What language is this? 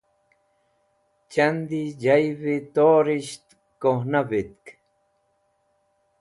Wakhi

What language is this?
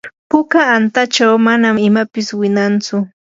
Yanahuanca Pasco Quechua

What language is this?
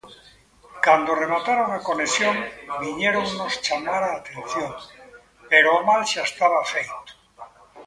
Galician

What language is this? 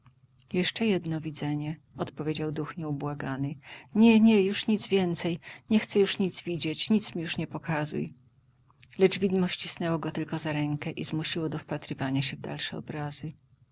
Polish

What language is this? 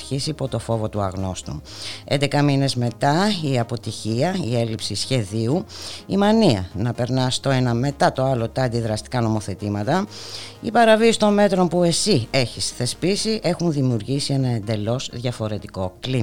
Greek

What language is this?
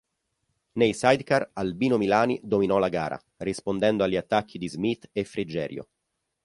Italian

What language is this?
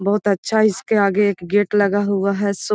Magahi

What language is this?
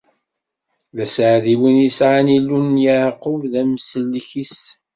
Kabyle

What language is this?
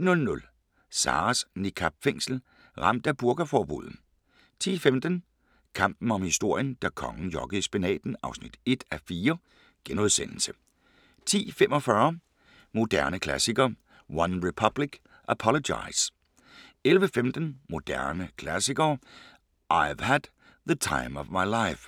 Danish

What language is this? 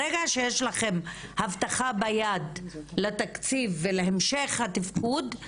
Hebrew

